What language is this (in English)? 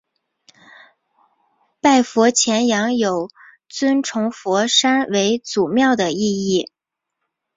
Chinese